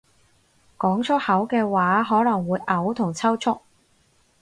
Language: Cantonese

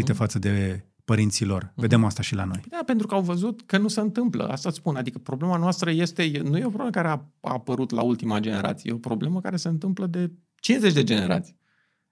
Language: Romanian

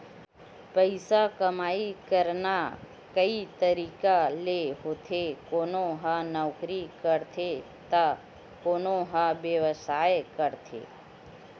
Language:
Chhattisgarhi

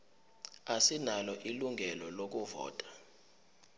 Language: Zulu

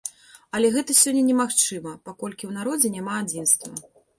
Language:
Belarusian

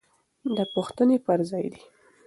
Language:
Pashto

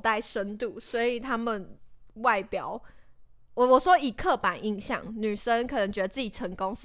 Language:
Chinese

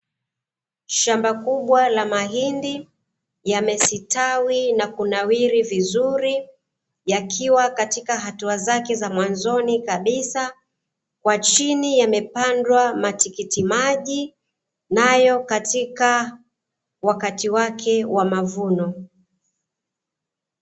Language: Swahili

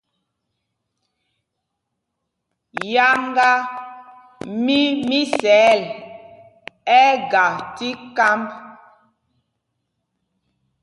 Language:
Mpumpong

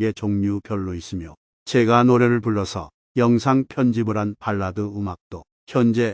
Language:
Korean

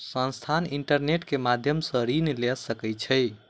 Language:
Maithili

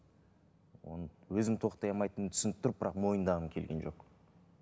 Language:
Kazakh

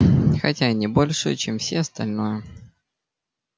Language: Russian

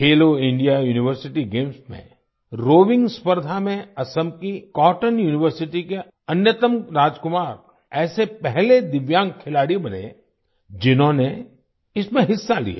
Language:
Hindi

